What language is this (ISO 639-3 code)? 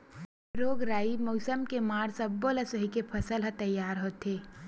hne